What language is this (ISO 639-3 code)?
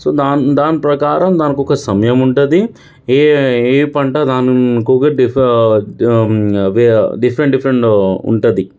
tel